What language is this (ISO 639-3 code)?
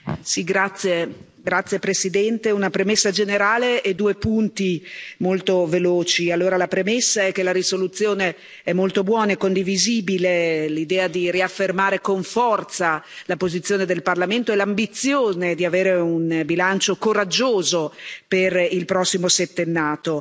ita